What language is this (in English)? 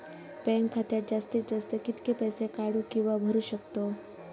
Marathi